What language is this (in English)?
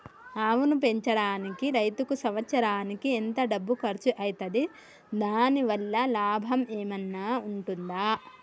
Telugu